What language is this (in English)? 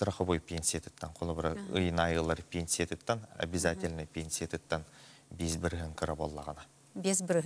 Turkish